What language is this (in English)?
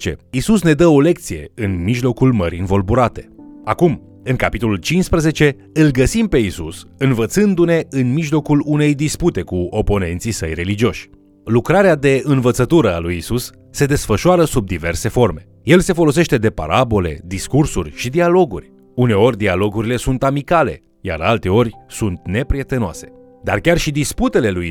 Romanian